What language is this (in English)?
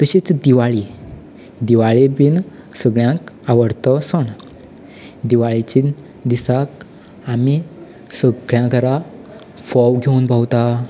Konkani